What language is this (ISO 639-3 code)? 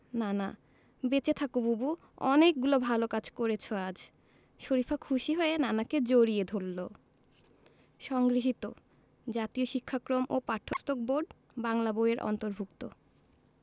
ben